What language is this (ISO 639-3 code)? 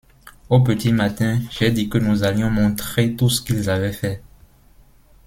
fra